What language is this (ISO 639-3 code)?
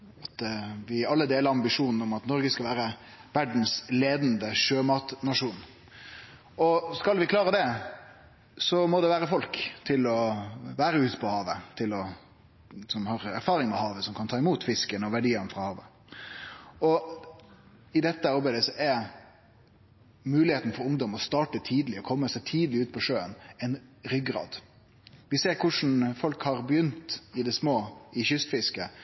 nno